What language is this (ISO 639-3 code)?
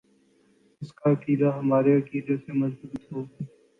urd